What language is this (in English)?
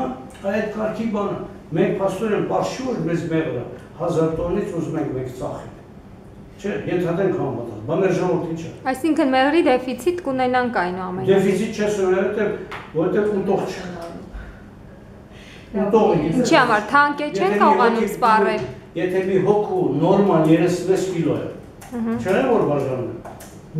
Turkish